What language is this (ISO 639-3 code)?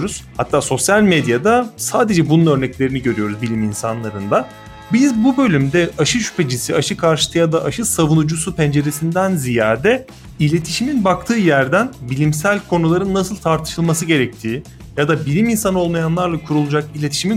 tur